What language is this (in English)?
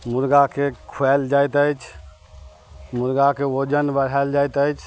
Maithili